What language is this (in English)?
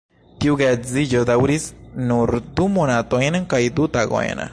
Esperanto